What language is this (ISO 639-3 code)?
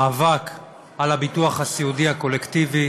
heb